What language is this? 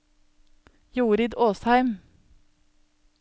Norwegian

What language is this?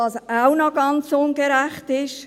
Swiss German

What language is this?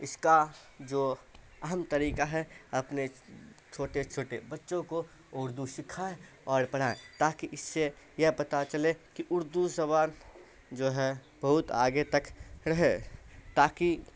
Urdu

